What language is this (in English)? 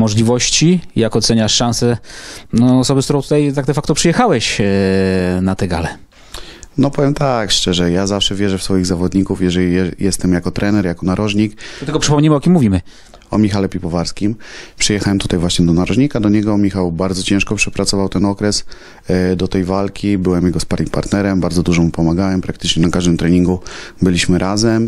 Polish